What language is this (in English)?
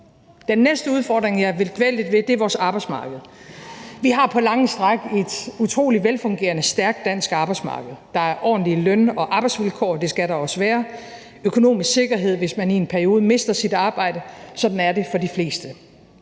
Danish